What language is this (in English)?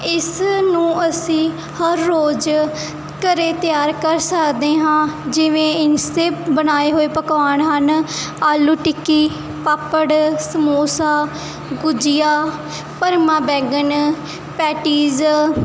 Punjabi